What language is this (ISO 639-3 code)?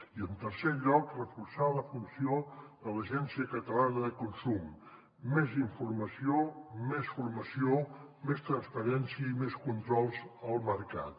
cat